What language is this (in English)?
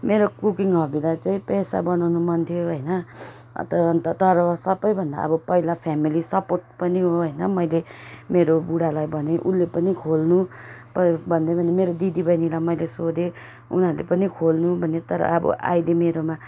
Nepali